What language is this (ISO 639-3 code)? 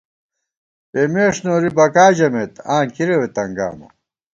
gwt